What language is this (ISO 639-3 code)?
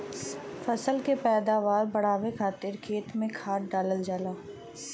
bho